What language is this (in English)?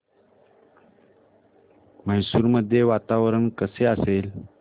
Marathi